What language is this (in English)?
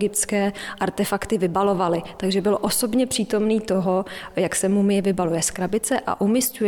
Czech